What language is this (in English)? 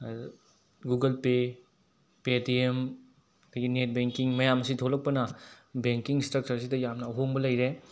Manipuri